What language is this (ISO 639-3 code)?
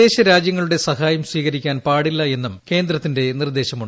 mal